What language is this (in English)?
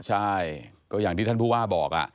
Thai